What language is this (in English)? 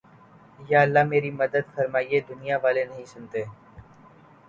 Urdu